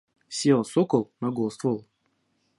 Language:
Russian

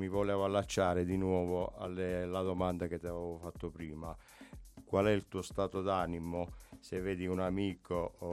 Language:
Italian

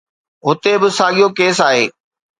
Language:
Sindhi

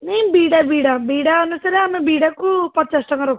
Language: Odia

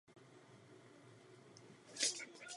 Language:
Czech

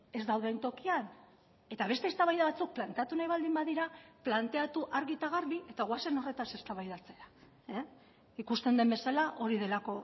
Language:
Basque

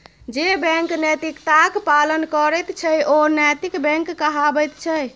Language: Maithili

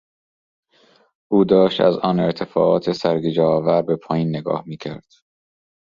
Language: Persian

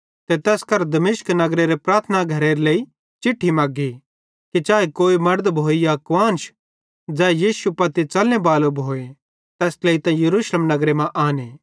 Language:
Bhadrawahi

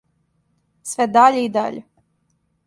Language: Serbian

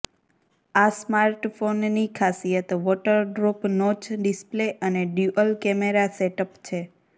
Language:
Gujarati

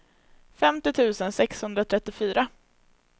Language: Swedish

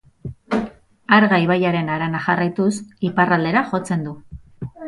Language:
Basque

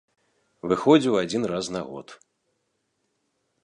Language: Belarusian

